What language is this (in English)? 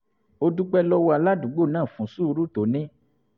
Yoruba